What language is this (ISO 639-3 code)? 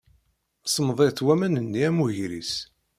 kab